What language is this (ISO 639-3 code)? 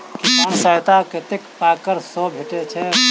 mai